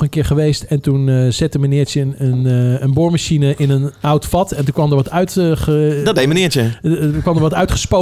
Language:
Dutch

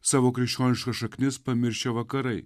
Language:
Lithuanian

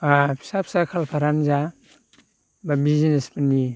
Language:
Bodo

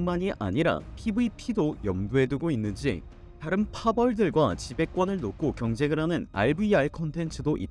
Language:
Korean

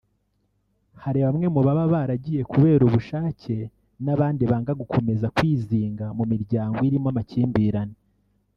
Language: Kinyarwanda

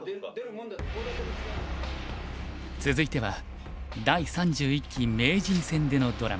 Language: Japanese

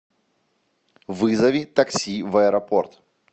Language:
Russian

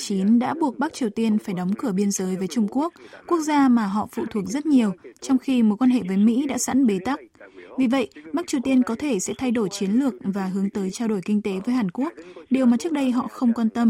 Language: Vietnamese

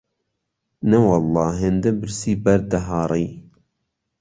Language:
Central Kurdish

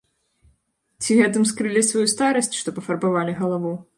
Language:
Belarusian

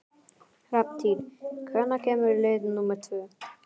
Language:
Icelandic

